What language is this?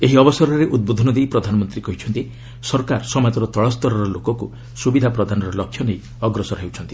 Odia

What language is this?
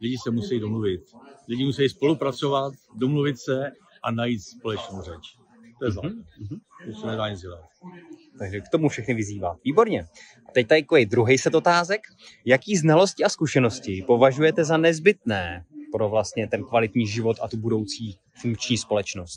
Czech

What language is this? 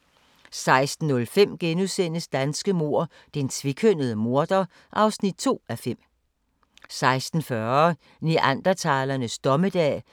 Danish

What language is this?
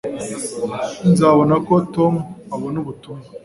Kinyarwanda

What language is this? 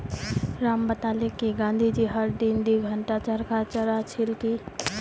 Magahi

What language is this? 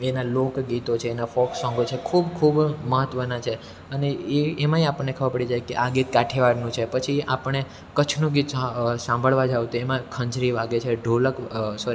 Gujarati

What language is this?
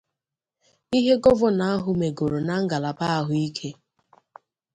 Igbo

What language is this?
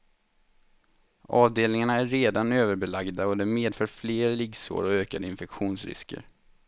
Swedish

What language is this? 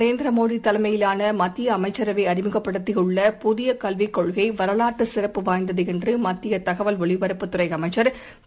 Tamil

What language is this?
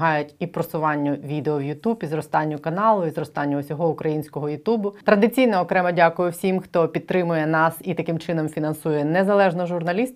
Ukrainian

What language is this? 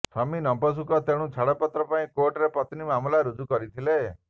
Odia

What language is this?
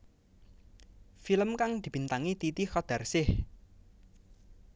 Javanese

